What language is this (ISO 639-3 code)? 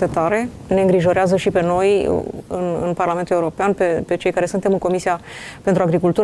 ron